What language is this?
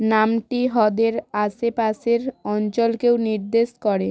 Bangla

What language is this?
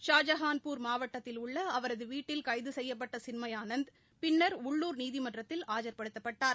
Tamil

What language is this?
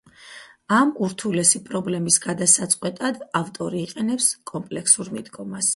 Georgian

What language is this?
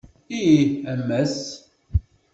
Kabyle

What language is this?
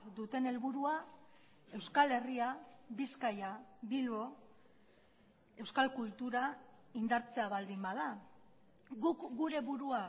Basque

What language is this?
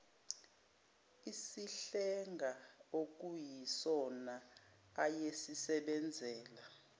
Zulu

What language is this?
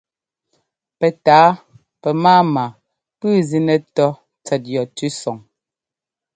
Ngomba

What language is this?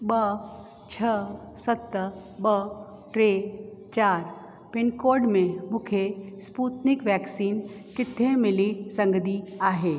Sindhi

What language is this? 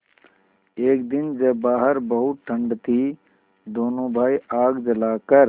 Hindi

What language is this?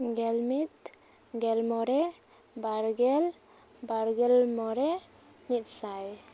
Santali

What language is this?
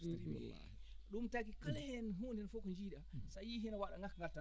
Fula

